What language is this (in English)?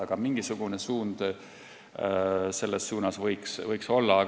Estonian